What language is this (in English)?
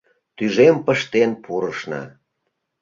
Mari